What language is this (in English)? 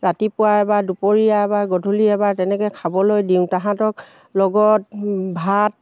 Assamese